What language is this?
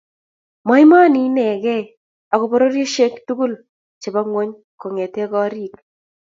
Kalenjin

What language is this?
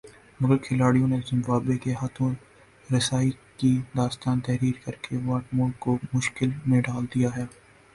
Urdu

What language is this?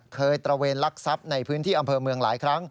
Thai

